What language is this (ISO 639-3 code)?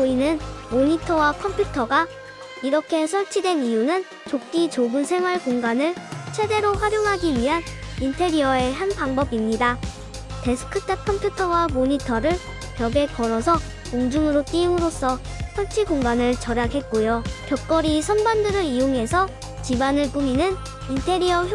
kor